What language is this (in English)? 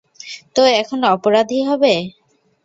Bangla